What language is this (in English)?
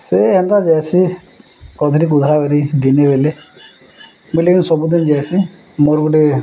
Odia